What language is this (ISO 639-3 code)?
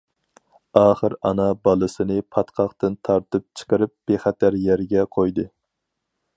uig